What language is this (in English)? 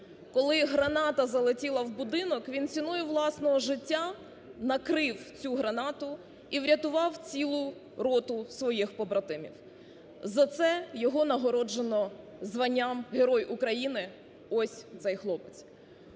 Ukrainian